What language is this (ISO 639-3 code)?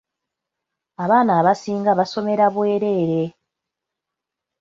lug